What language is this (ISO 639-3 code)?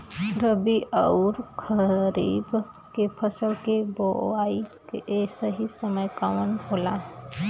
bho